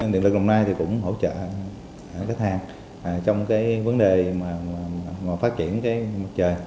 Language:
Vietnamese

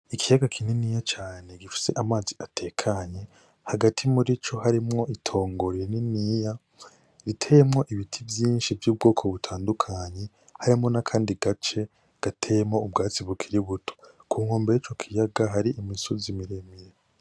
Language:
Rundi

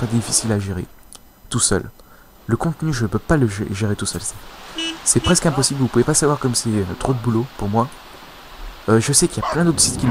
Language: French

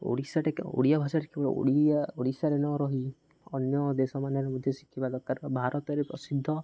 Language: Odia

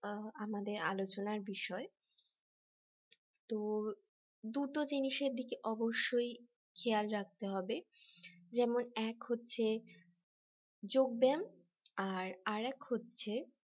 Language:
Bangla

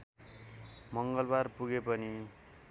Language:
Nepali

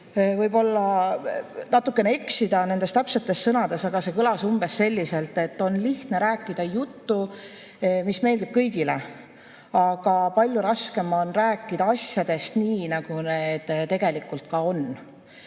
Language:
Estonian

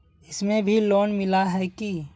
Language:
Magahi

